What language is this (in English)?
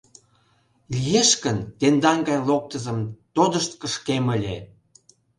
Mari